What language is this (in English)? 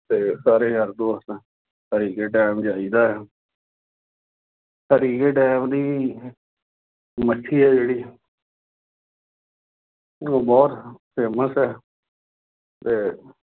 Punjabi